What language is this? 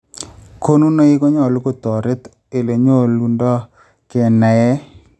Kalenjin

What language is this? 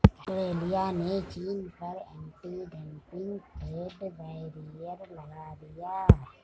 Hindi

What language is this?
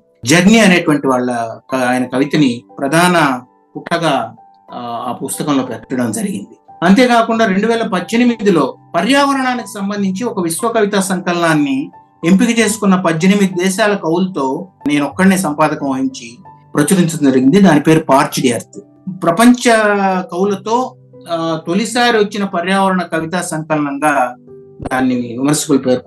Telugu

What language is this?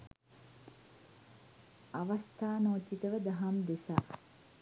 Sinhala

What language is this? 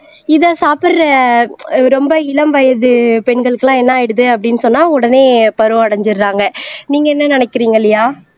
Tamil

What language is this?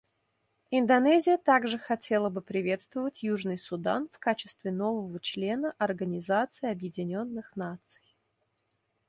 Russian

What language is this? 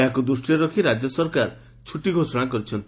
Odia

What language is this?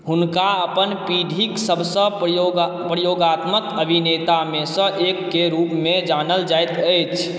Maithili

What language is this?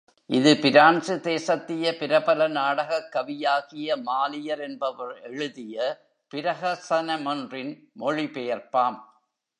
Tamil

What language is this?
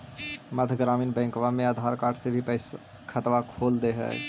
Magahi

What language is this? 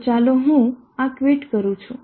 Gujarati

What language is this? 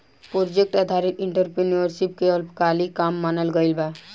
Bhojpuri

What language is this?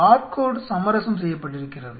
Tamil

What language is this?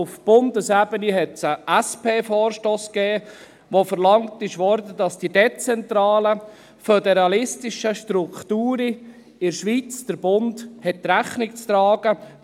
Swiss German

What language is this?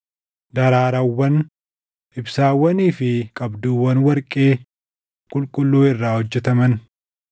Oromo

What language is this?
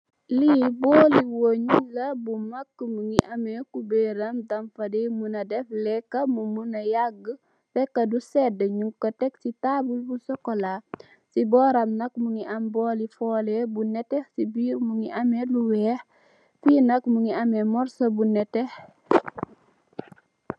Wolof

